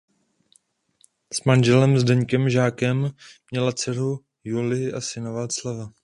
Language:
Czech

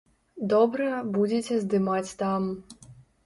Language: Belarusian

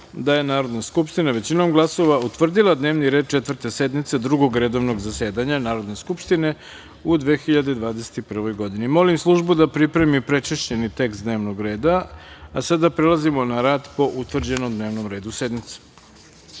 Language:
Serbian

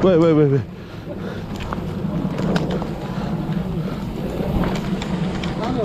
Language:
Korean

